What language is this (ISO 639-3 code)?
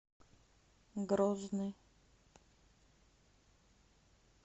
rus